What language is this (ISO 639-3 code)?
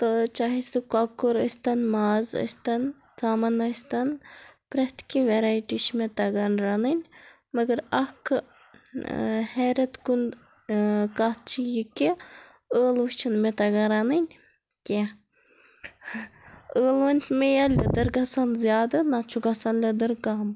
kas